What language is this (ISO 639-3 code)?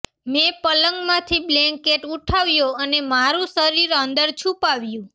guj